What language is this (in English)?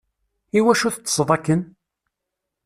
Kabyle